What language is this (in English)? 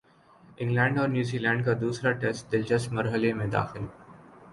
Urdu